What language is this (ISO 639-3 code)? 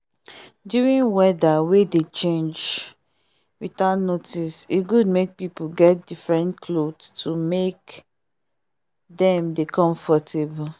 pcm